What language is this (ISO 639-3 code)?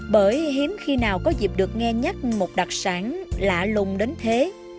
vie